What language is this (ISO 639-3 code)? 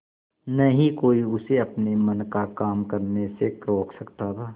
hin